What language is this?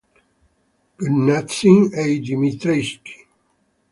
Italian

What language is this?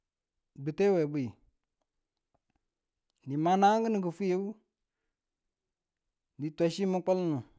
Tula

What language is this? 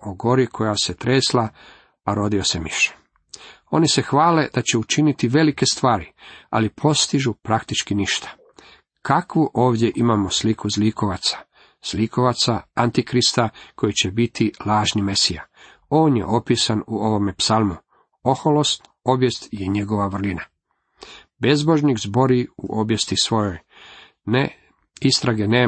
Croatian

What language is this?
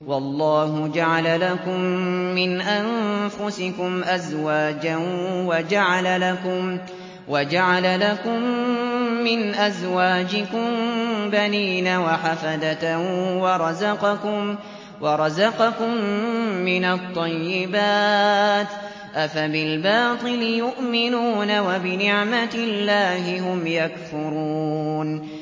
Arabic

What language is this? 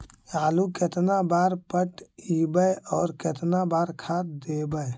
Magahi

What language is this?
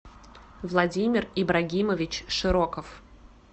Russian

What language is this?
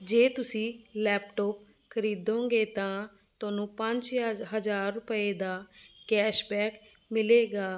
Punjabi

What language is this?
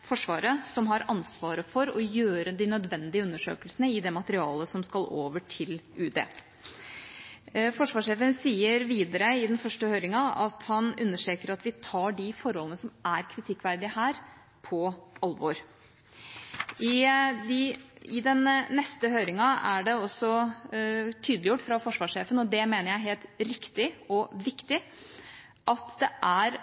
Norwegian Bokmål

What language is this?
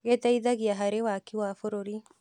Kikuyu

